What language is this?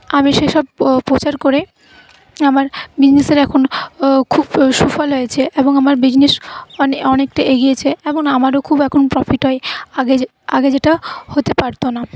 Bangla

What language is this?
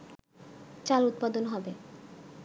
Bangla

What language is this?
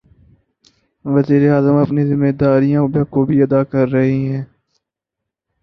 Urdu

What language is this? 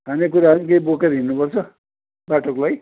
Nepali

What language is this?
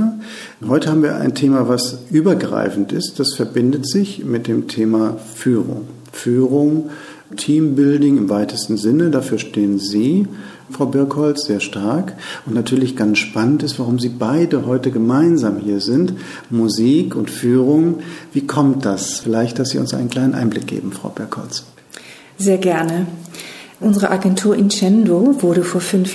German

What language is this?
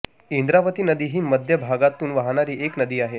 Marathi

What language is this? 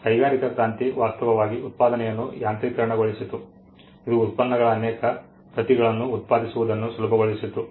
Kannada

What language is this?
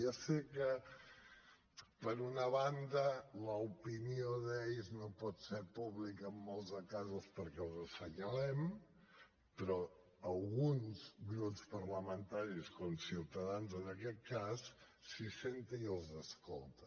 Catalan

